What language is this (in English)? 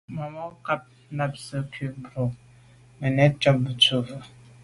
Medumba